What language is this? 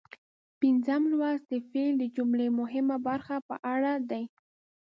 Pashto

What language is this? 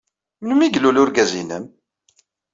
Kabyle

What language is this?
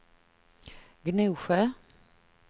Swedish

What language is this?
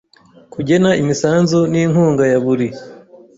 Kinyarwanda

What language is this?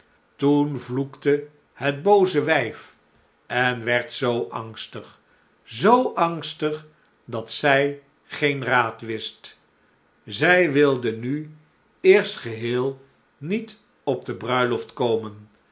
Dutch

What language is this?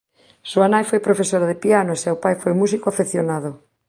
Galician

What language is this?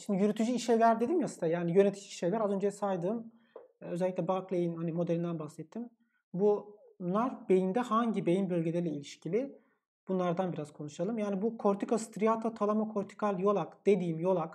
Turkish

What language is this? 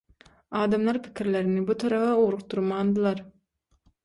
Turkmen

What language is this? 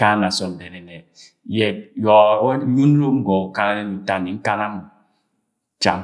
Agwagwune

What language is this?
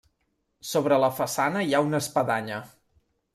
Catalan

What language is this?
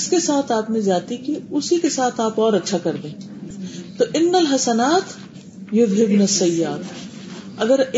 Urdu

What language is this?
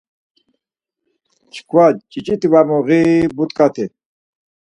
Laz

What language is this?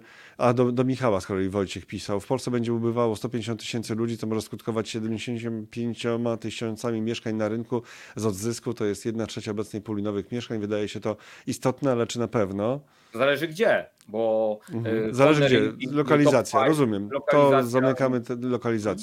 Polish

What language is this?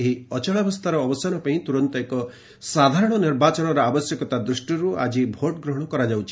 Odia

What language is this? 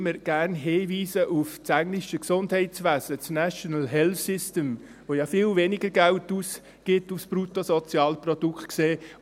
Swiss German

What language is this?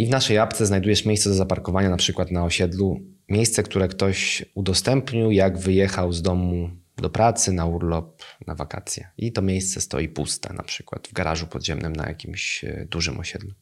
Polish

